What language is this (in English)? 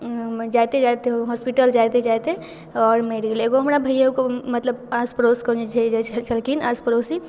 Maithili